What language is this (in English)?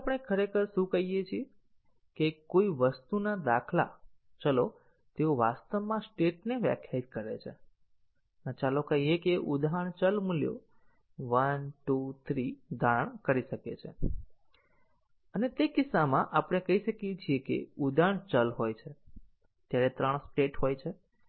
Gujarati